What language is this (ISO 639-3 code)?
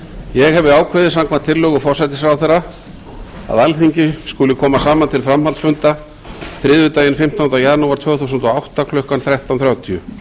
isl